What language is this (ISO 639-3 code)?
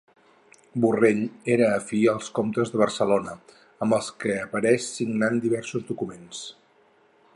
cat